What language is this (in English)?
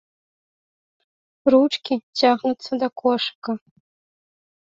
Belarusian